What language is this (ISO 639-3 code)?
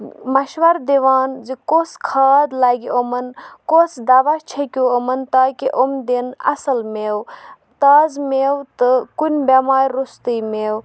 kas